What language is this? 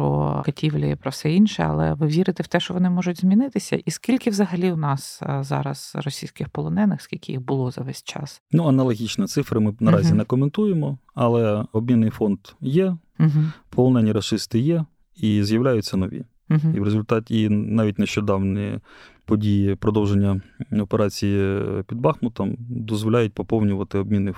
Ukrainian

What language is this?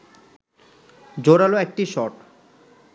Bangla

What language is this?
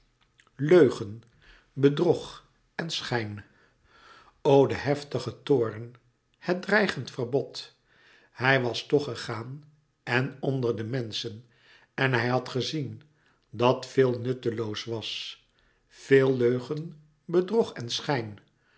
Dutch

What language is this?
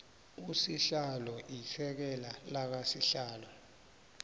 South Ndebele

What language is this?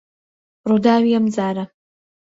Central Kurdish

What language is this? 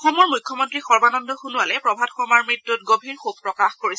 Assamese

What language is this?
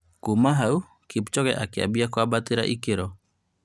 Kikuyu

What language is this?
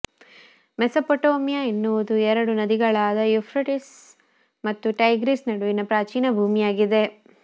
Kannada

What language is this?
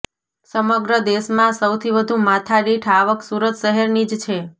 Gujarati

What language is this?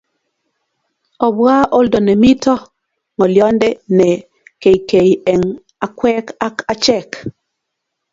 Kalenjin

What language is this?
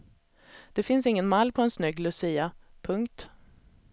Swedish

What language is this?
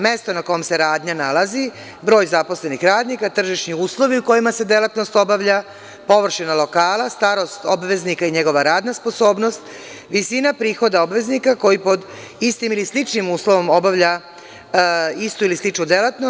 Serbian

